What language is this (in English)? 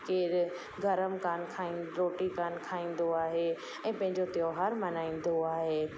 Sindhi